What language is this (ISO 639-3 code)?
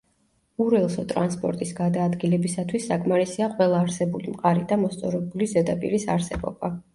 kat